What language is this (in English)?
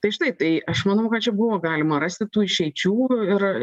Lithuanian